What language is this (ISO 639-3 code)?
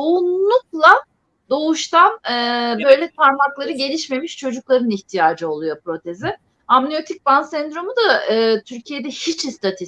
tur